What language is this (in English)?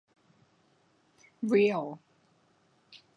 Thai